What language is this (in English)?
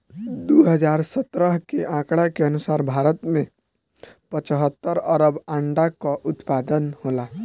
Bhojpuri